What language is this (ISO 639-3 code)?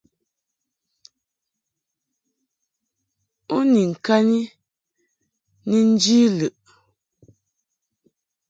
mhk